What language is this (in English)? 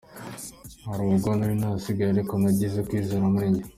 Kinyarwanda